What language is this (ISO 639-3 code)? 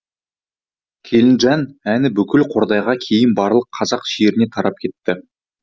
kaz